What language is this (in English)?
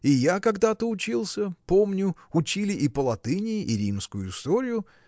Russian